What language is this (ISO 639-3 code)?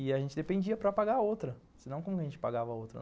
por